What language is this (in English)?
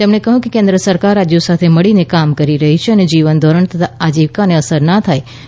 Gujarati